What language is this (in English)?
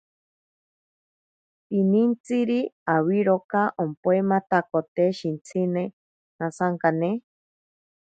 Ashéninka Perené